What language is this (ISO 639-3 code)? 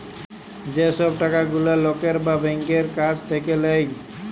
ben